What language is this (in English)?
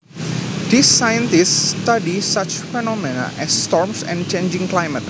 Javanese